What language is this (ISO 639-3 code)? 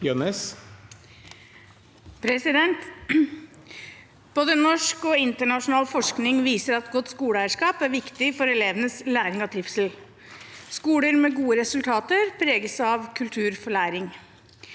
nor